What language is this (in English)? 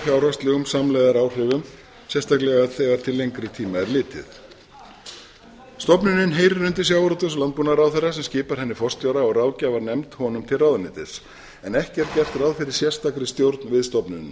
Icelandic